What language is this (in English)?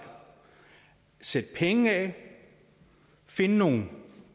Danish